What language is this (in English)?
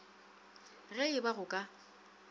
Northern Sotho